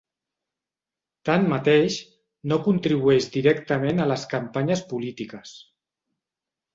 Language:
Catalan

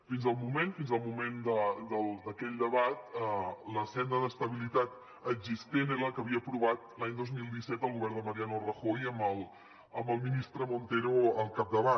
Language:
Catalan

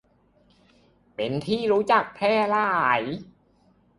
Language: Thai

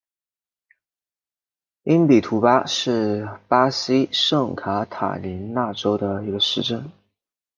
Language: Chinese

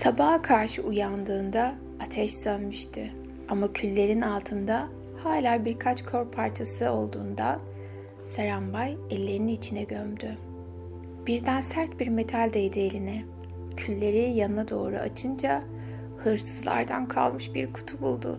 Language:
Turkish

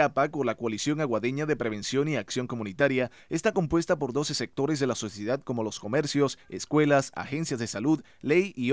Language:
Spanish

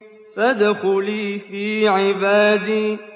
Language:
Arabic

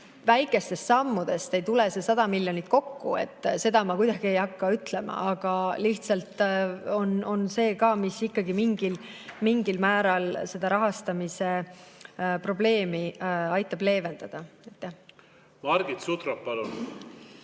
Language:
Estonian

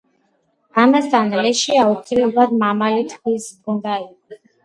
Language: Georgian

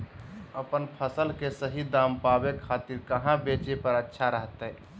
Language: Magahi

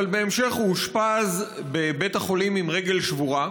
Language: Hebrew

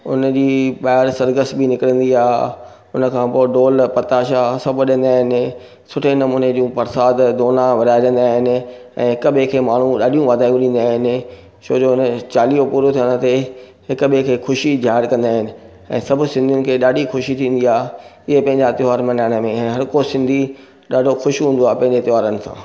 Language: Sindhi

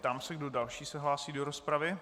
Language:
Czech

